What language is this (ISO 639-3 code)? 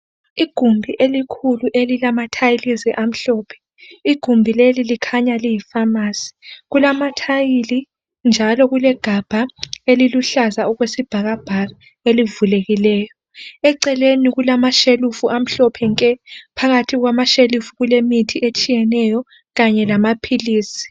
nde